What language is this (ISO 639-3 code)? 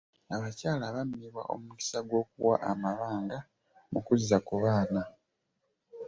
lug